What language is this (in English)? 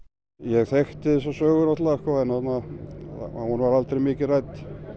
Icelandic